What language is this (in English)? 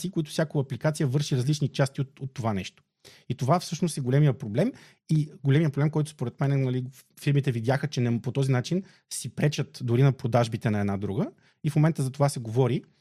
Bulgarian